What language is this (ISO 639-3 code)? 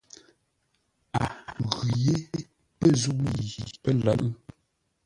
nla